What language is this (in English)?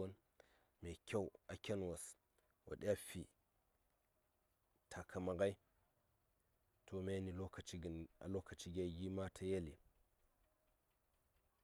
Saya